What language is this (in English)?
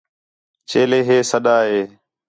Khetrani